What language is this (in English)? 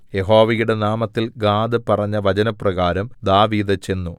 Malayalam